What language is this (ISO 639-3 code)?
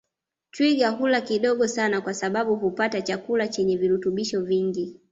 swa